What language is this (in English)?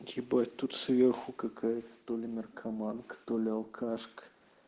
Russian